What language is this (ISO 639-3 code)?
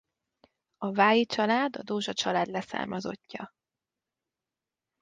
hun